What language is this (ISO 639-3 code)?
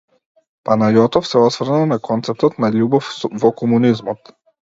mkd